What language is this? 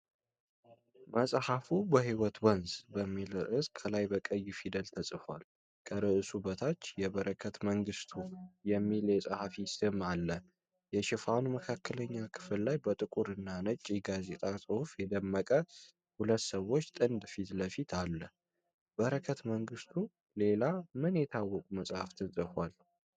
Amharic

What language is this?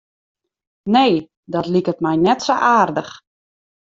Western Frisian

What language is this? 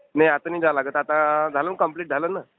Marathi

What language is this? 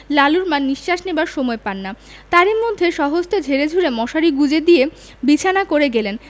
Bangla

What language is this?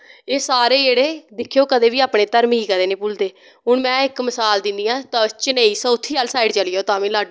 Dogri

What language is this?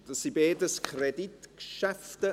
Swiss German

